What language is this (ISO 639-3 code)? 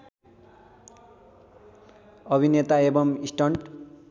nep